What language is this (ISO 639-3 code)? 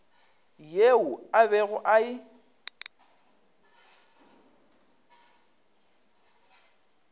nso